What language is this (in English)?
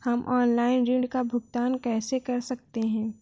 Hindi